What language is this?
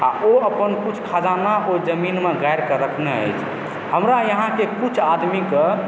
Maithili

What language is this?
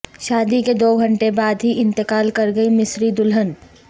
Urdu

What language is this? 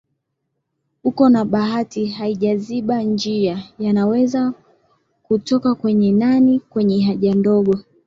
Swahili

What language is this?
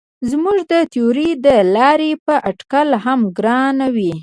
Pashto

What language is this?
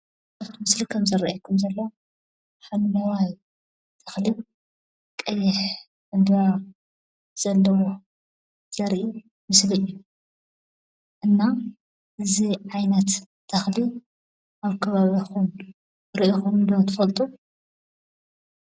Tigrinya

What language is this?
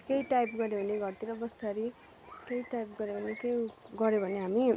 Nepali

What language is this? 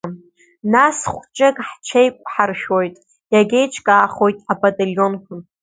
Abkhazian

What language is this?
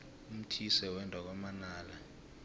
South Ndebele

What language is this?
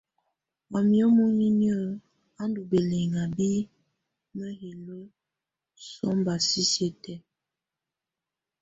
Tunen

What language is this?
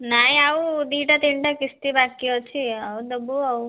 Odia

